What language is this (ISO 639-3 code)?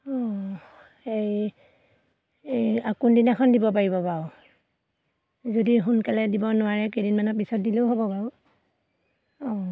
asm